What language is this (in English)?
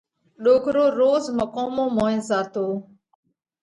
Parkari Koli